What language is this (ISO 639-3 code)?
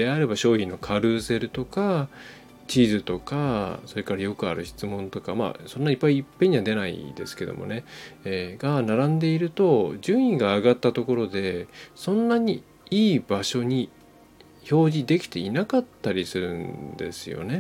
jpn